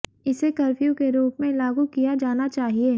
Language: Hindi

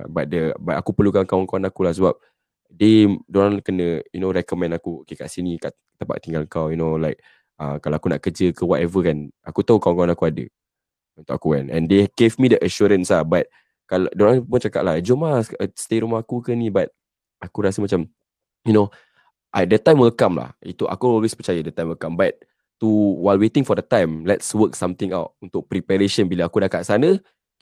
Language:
Malay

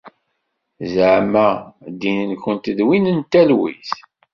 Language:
Kabyle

